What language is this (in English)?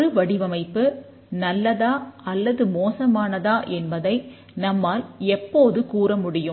Tamil